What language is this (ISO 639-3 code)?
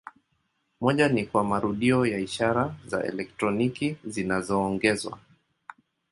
swa